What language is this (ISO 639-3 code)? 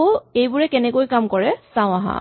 asm